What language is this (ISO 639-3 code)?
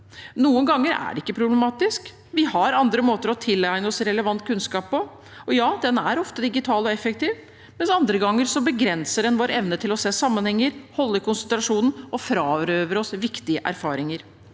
nor